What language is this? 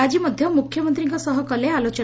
Odia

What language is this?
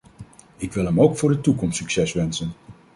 Dutch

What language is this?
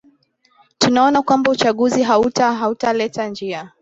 Swahili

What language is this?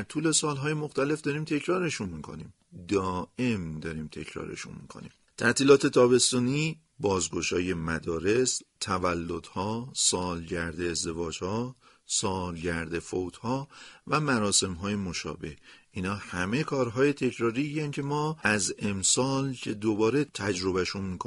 Persian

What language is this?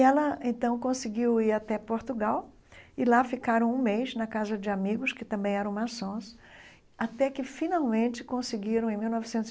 Portuguese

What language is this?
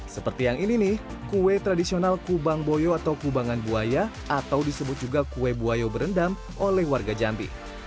Indonesian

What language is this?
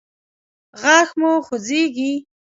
Pashto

